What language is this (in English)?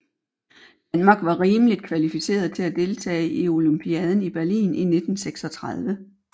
Danish